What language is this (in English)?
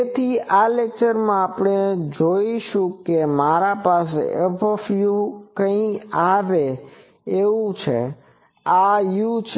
Gujarati